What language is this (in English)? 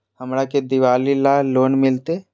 Magahi